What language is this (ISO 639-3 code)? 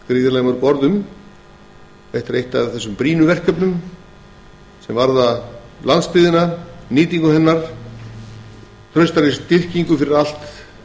isl